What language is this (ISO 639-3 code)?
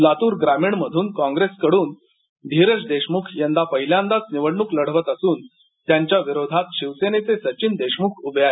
mar